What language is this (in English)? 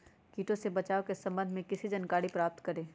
Magahi